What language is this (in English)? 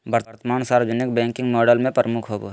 Magahi